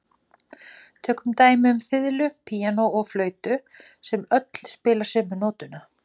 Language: Icelandic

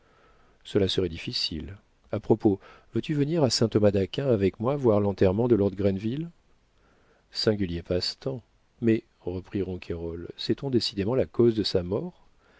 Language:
French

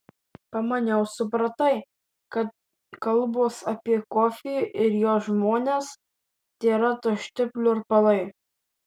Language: Lithuanian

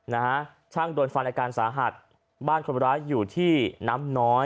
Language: Thai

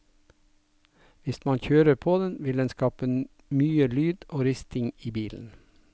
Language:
Norwegian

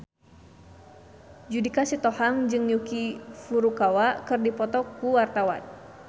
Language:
Sundanese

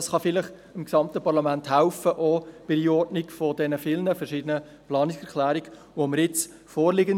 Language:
Swiss German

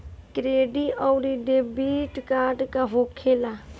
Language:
Bhojpuri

